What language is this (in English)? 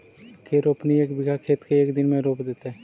Magahi